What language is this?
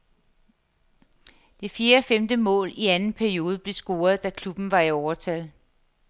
Danish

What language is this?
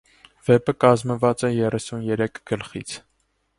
Armenian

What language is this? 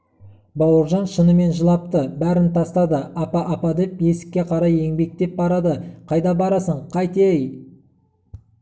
Kazakh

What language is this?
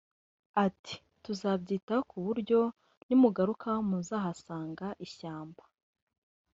Kinyarwanda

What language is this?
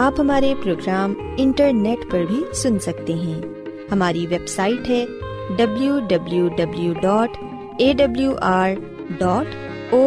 Urdu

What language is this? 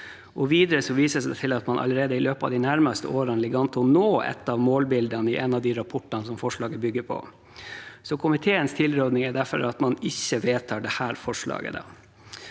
Norwegian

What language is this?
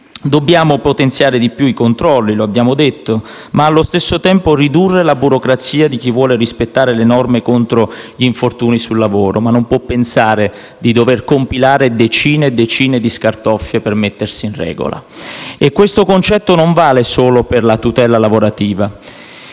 Italian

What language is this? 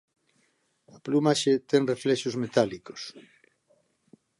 Galician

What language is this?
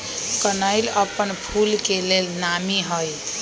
Magahi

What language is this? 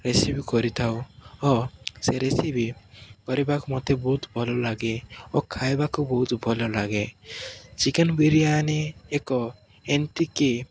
Odia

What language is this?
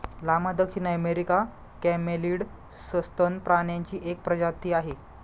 Marathi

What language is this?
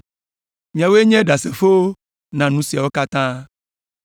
Ewe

